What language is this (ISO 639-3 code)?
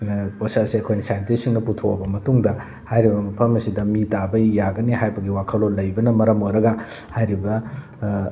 mni